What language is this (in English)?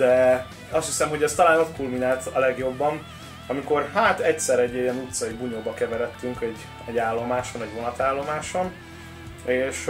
Hungarian